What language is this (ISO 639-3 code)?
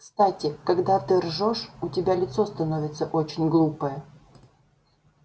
rus